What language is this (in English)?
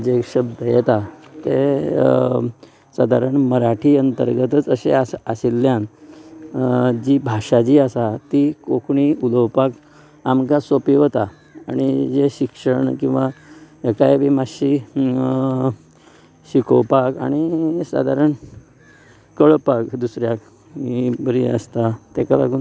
Konkani